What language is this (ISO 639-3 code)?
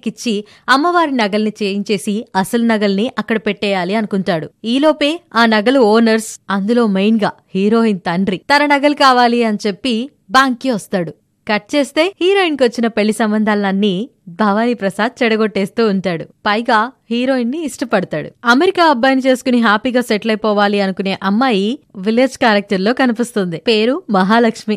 tel